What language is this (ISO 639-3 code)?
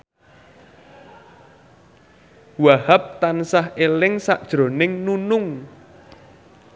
jav